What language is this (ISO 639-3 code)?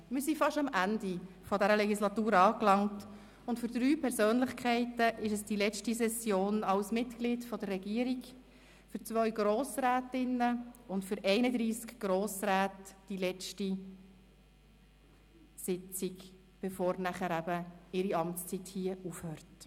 gsw